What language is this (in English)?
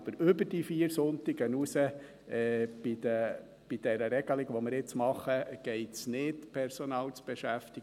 Swiss German